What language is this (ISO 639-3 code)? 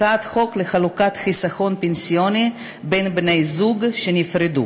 heb